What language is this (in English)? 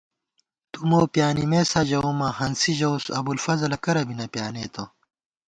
Gawar-Bati